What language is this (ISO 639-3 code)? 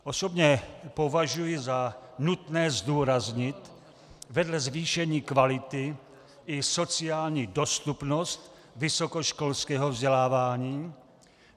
ces